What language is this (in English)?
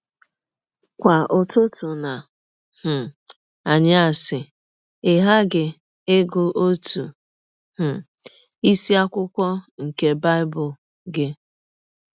Igbo